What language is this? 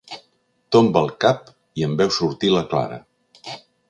Catalan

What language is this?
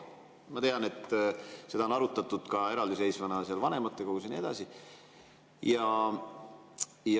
Estonian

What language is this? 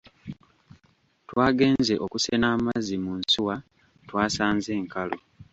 Ganda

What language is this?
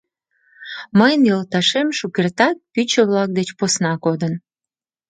Mari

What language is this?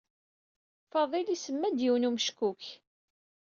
Kabyle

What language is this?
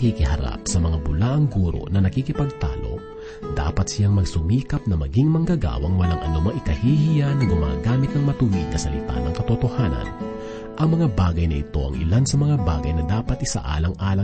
Filipino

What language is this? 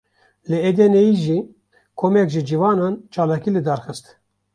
Kurdish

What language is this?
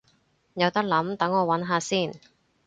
Cantonese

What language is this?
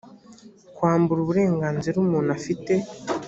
Kinyarwanda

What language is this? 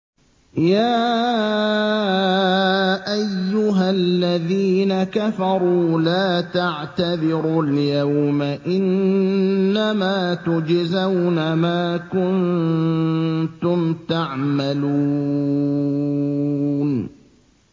Arabic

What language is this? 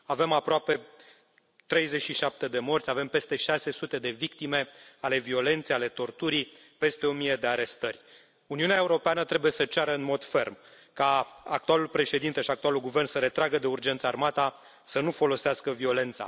Romanian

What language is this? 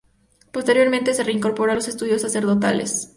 Spanish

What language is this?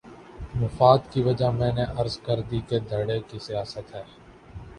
Urdu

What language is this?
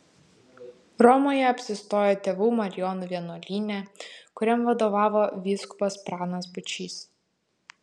Lithuanian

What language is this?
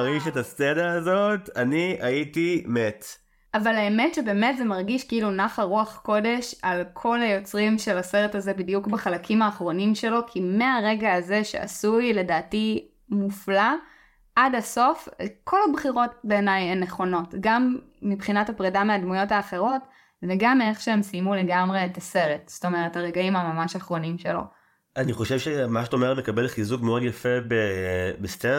Hebrew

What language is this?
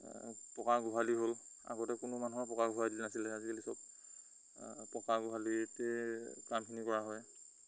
Assamese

